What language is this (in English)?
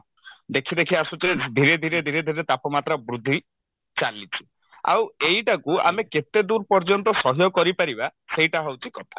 Odia